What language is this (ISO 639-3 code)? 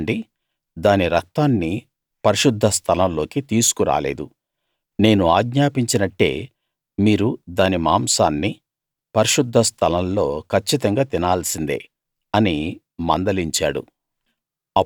tel